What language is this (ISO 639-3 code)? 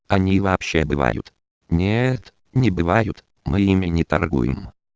rus